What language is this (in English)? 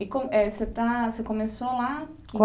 Portuguese